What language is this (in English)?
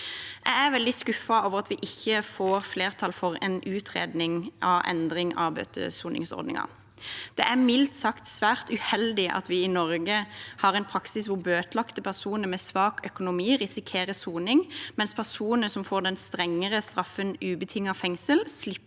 Norwegian